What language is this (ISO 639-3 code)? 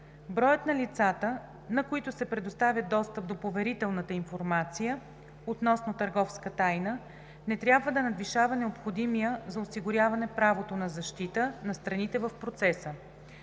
bul